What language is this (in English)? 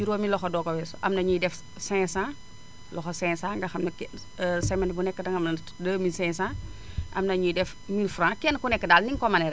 Wolof